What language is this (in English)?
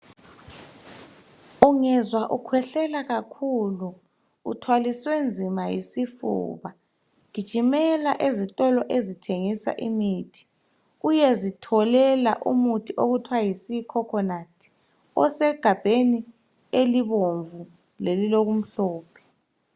North Ndebele